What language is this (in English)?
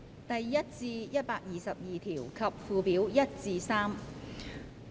Cantonese